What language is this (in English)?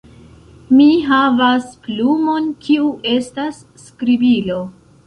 Esperanto